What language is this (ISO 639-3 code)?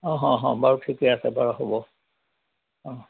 asm